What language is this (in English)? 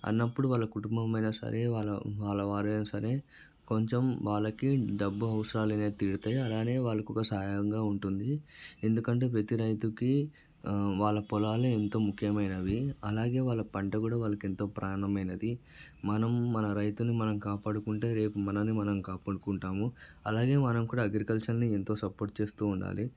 Telugu